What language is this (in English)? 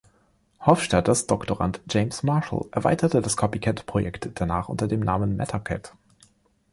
German